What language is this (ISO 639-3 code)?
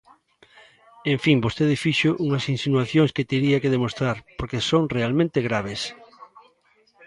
glg